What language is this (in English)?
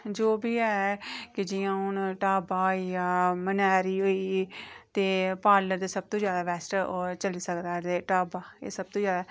Dogri